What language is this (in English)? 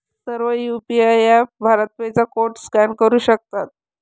Marathi